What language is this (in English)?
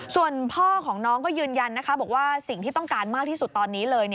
Thai